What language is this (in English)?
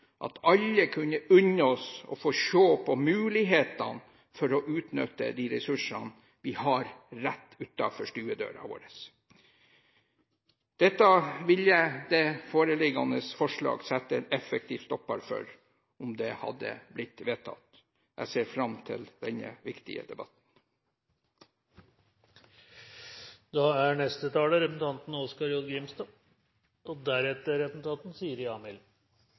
Norwegian